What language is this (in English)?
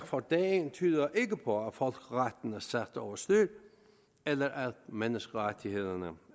Danish